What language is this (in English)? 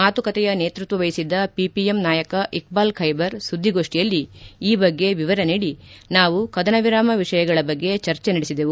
Kannada